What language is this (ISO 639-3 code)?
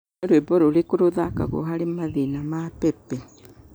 kik